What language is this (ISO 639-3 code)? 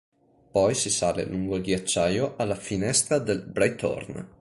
ita